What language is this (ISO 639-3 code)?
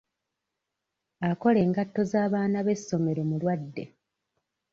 lug